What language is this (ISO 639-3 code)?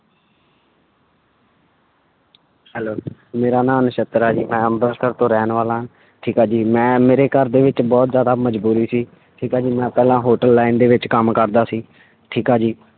pan